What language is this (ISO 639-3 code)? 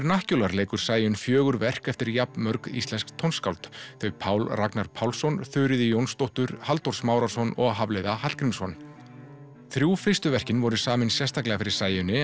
isl